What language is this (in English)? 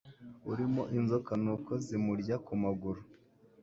Kinyarwanda